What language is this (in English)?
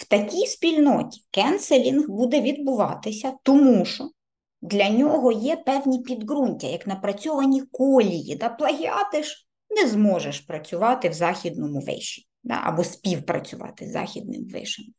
Ukrainian